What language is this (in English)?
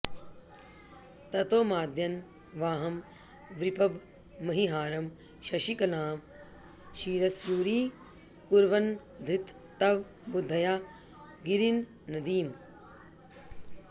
Sanskrit